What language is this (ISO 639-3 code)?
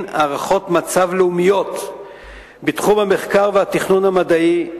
heb